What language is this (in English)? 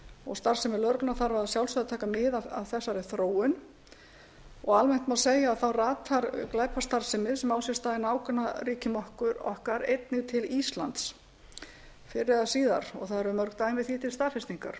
Icelandic